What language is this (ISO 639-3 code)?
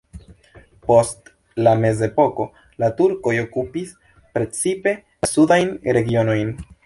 epo